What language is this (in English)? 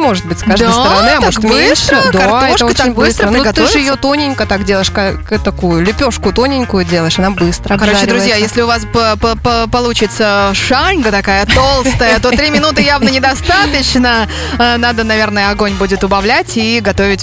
Russian